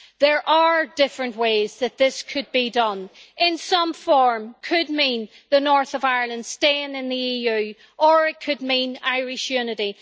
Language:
English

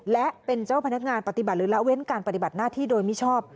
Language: Thai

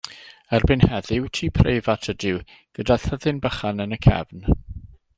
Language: Welsh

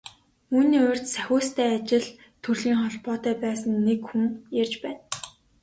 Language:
Mongolian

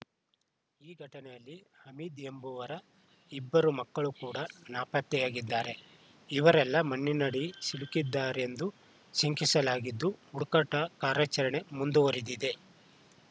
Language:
Kannada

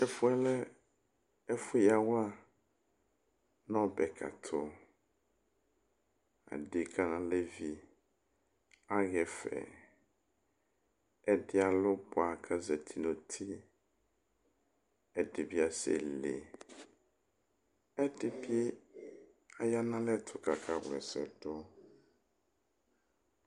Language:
Ikposo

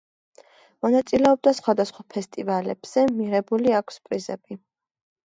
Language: Georgian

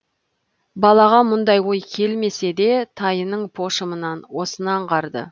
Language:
Kazakh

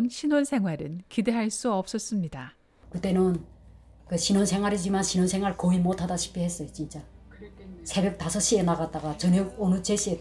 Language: Korean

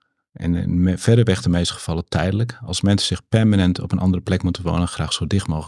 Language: Dutch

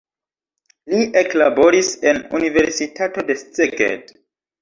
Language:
Esperanto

